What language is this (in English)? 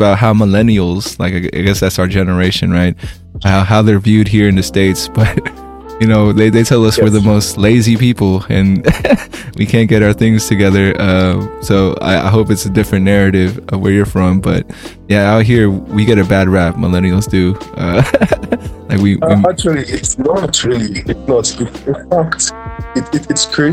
English